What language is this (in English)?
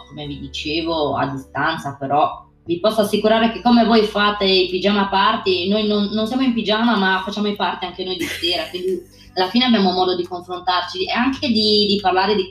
Italian